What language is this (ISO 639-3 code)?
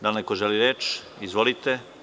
srp